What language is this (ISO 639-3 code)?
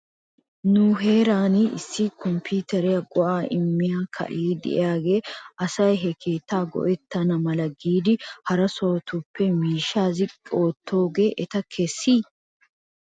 wal